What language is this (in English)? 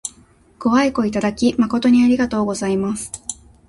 Japanese